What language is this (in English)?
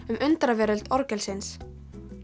Icelandic